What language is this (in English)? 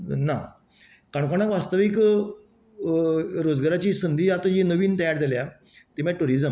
Konkani